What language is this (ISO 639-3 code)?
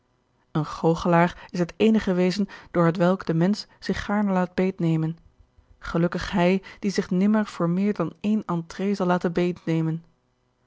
nld